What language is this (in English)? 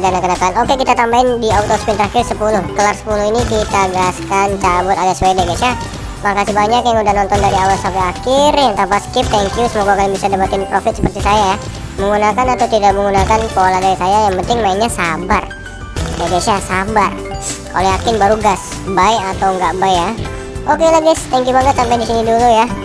Indonesian